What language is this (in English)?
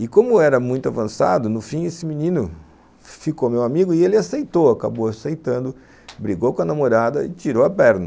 Portuguese